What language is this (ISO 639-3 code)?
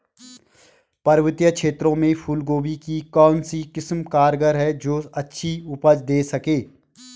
hin